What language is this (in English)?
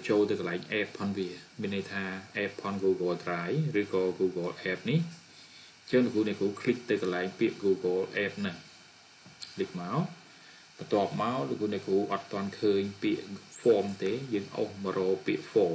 Thai